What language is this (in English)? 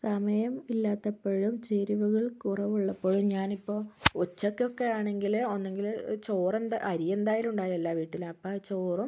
Malayalam